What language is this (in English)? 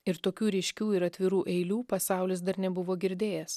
Lithuanian